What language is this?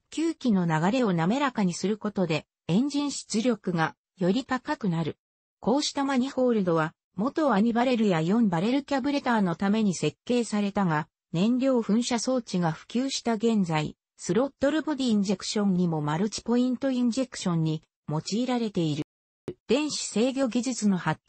Japanese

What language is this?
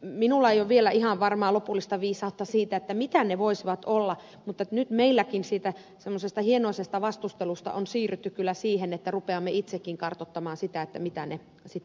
Finnish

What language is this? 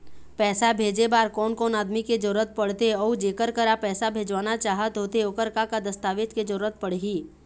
Chhattisgarhi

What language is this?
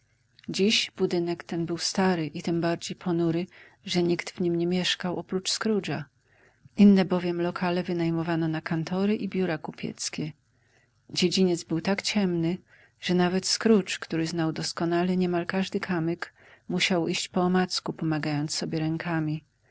Polish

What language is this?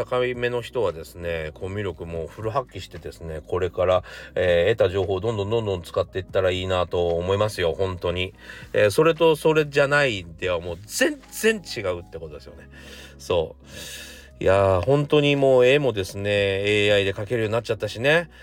Japanese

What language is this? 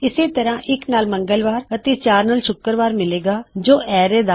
Punjabi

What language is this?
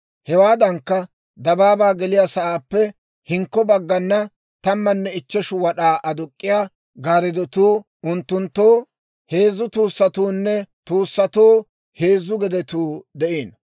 Dawro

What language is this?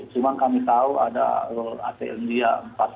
Indonesian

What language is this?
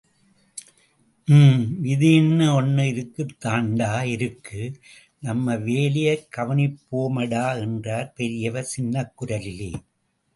Tamil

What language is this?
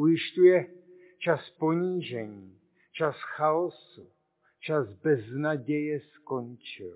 Czech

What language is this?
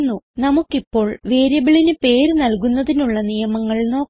Malayalam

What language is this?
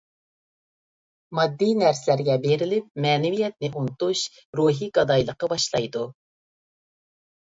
Uyghur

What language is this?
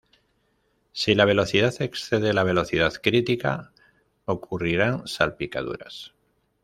Spanish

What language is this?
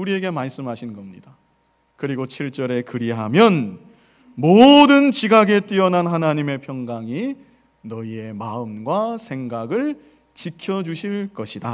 Korean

